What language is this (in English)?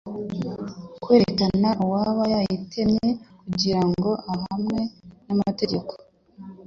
Kinyarwanda